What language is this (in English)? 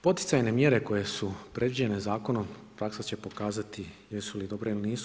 Croatian